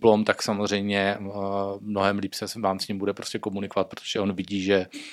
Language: Czech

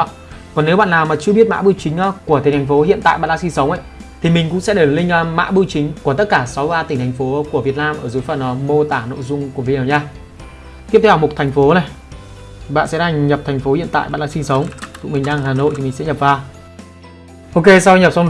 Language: Vietnamese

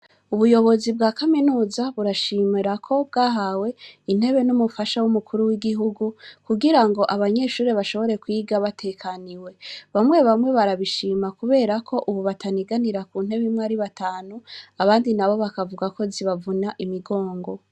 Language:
Rundi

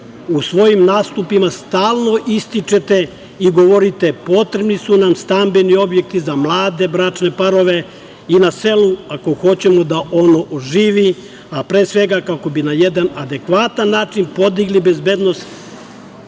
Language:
Serbian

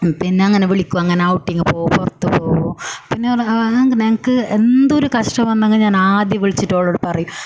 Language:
Malayalam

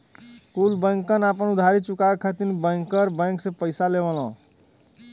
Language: Bhojpuri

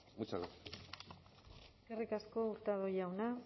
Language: Basque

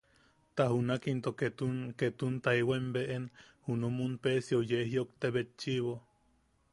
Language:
Yaqui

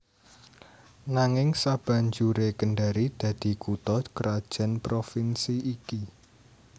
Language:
Javanese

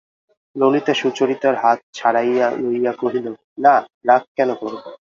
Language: Bangla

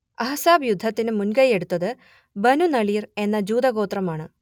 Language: Malayalam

